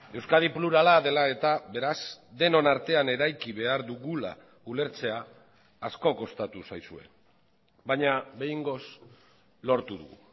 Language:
Basque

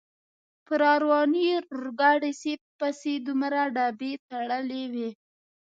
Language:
Pashto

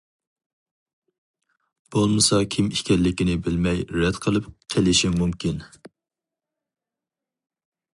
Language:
Uyghur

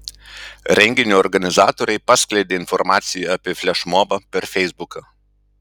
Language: Lithuanian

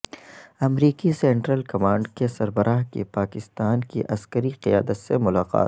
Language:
Urdu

